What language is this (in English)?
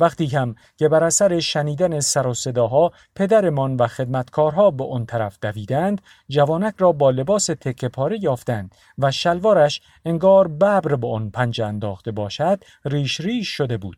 Persian